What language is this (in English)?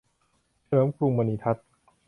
Thai